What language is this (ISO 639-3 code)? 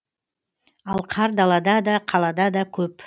kaz